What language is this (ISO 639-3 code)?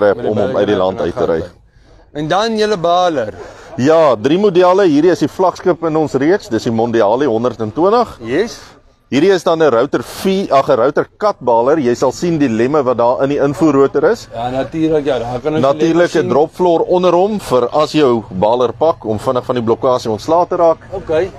nld